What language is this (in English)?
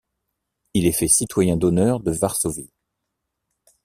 French